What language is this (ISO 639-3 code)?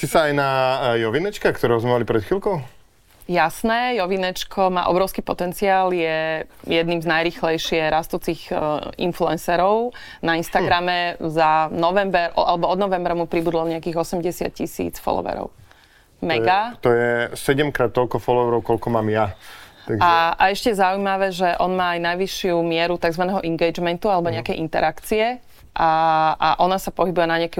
slk